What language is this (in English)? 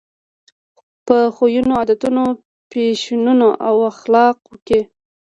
Pashto